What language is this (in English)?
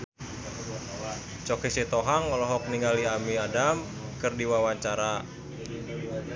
Sundanese